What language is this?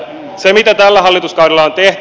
Finnish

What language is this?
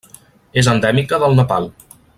Catalan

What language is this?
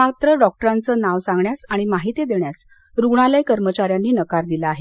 Marathi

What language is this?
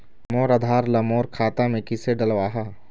Chhattisgarhi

